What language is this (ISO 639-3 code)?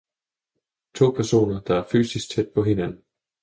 dan